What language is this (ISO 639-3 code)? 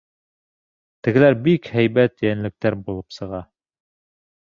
bak